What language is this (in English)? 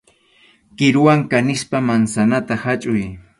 Arequipa-La Unión Quechua